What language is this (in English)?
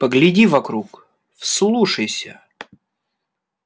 Russian